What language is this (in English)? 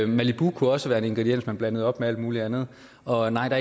Danish